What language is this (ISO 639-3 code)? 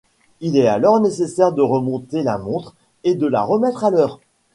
fra